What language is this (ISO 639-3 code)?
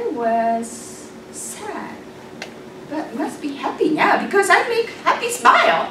eng